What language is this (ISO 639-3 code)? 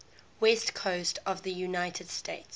eng